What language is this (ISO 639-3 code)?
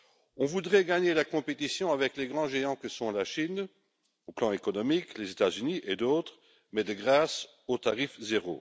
fra